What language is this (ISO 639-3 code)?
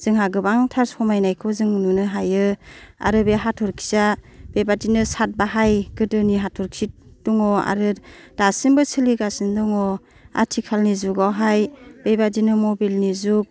brx